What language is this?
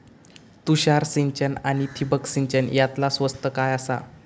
Marathi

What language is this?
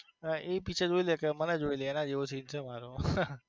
Gujarati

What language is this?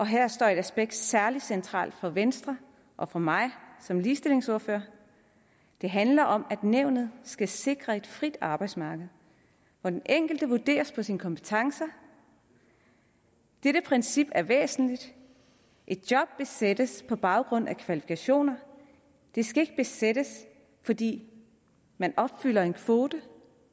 Danish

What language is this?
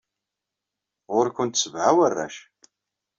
Kabyle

